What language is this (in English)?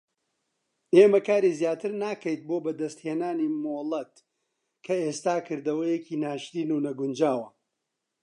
Central Kurdish